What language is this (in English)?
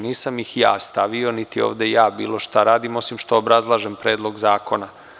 Serbian